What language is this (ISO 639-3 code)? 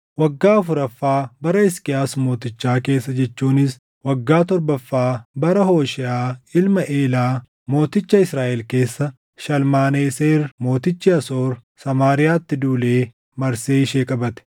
orm